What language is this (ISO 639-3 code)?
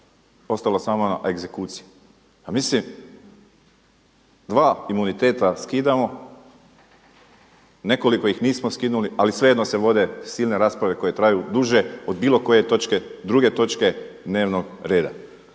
hrv